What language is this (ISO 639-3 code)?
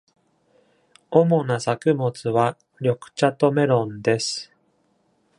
jpn